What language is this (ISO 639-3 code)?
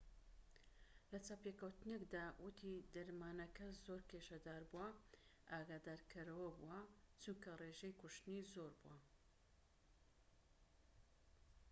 ckb